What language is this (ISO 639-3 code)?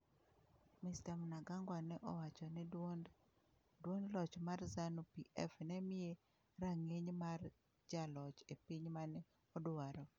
luo